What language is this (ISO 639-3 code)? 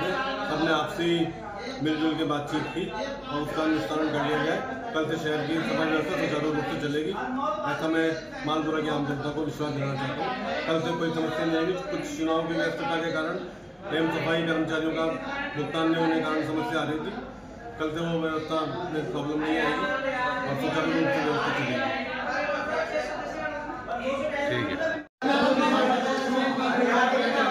hin